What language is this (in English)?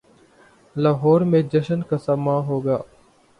Urdu